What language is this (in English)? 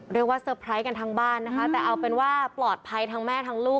Thai